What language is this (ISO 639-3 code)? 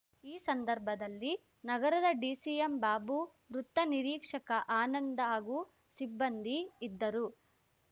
kan